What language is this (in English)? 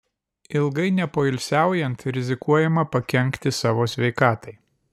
Lithuanian